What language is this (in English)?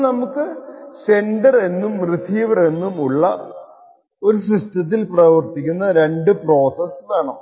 Malayalam